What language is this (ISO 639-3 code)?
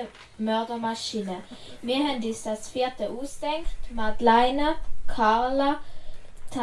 deu